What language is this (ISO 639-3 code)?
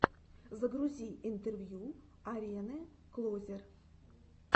rus